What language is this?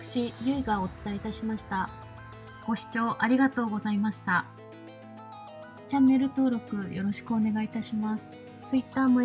Japanese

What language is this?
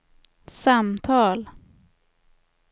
Swedish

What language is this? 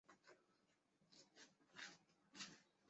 Chinese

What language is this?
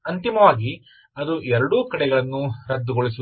Kannada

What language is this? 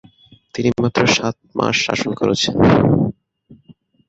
Bangla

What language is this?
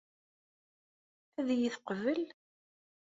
Kabyle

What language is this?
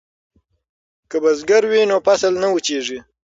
Pashto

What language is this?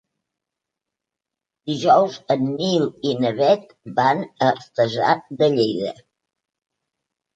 Catalan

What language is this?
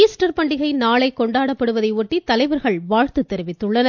Tamil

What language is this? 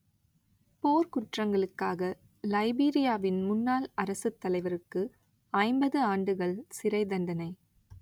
Tamil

